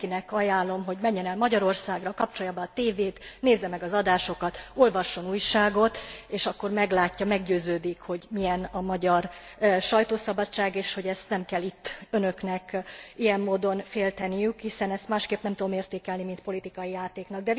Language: Hungarian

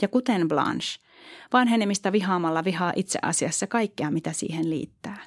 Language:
Finnish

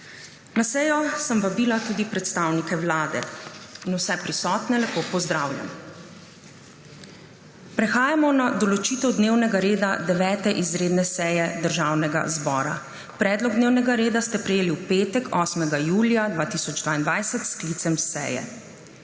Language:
Slovenian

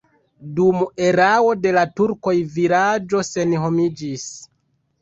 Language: Esperanto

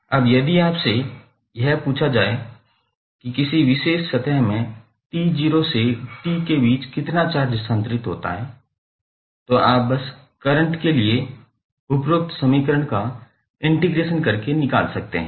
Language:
Hindi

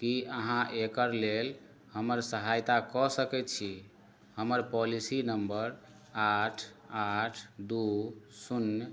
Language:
Maithili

